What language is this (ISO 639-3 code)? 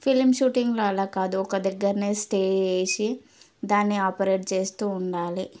tel